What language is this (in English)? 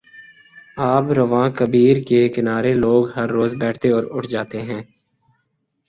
Urdu